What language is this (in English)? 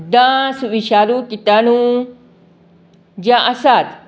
Konkani